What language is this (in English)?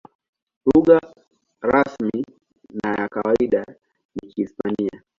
Swahili